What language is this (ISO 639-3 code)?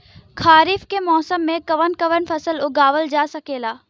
bho